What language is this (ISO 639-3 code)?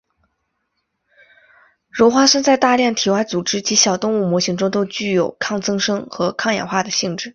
zho